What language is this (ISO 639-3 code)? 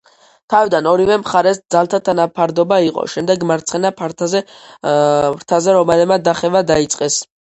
kat